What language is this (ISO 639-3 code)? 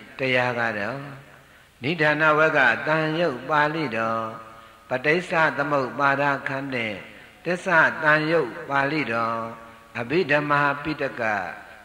tha